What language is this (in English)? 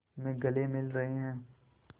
Hindi